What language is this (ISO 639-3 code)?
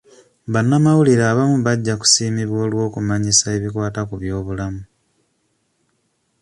lug